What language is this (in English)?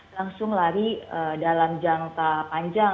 Indonesian